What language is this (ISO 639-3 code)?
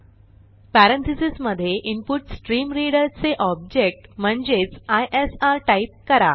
mar